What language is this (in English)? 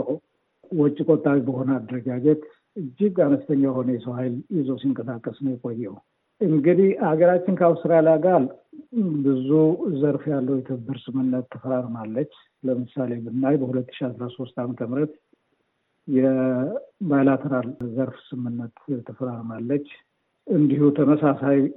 Amharic